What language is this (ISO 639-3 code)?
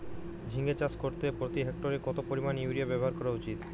ben